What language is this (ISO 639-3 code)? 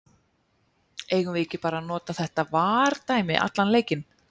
isl